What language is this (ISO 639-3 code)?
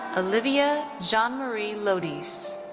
eng